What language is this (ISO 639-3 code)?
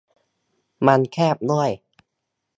tha